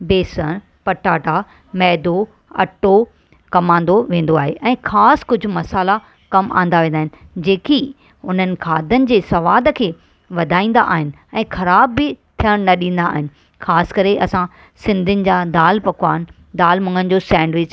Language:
Sindhi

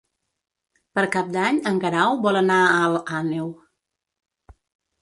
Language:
Catalan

